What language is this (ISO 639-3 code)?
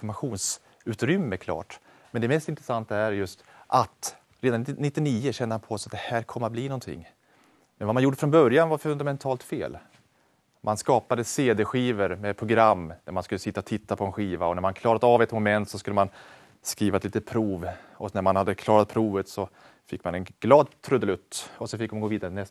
swe